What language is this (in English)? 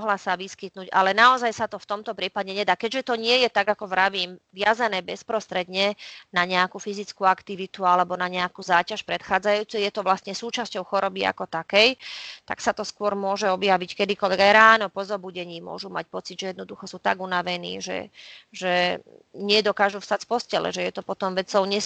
Slovak